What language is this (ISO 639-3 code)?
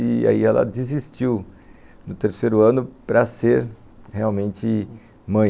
por